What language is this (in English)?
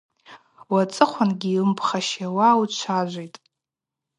Abaza